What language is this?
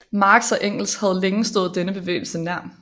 Danish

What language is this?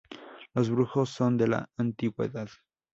Spanish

